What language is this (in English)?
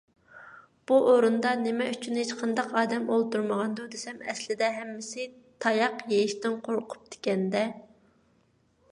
Uyghur